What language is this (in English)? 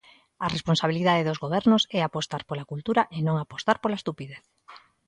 Galician